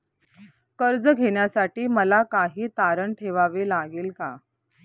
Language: Marathi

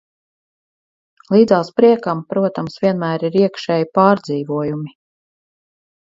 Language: Latvian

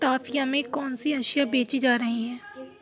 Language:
Urdu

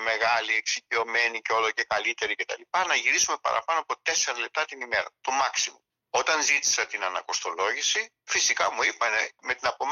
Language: Greek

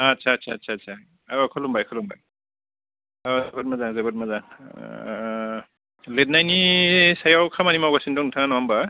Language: Bodo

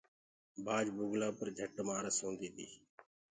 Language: Gurgula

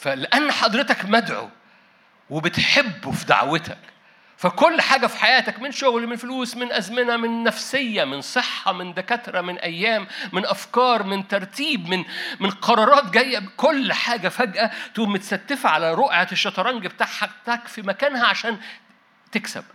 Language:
Arabic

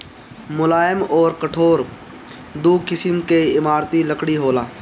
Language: Bhojpuri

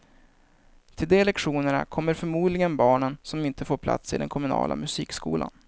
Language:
Swedish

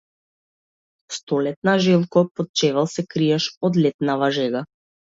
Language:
Macedonian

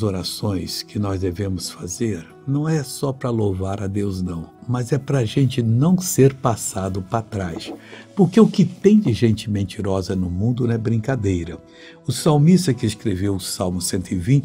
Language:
Portuguese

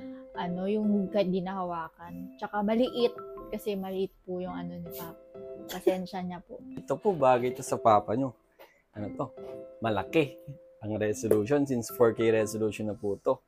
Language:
Filipino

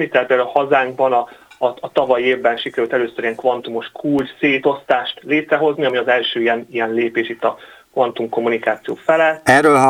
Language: Hungarian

